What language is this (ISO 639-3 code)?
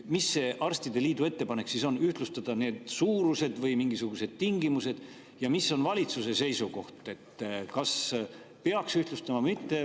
est